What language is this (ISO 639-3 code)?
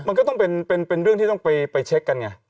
tha